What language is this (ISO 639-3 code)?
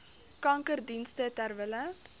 afr